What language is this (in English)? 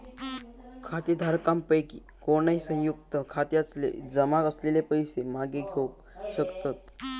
Marathi